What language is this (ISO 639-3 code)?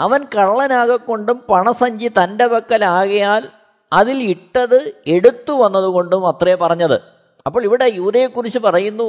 mal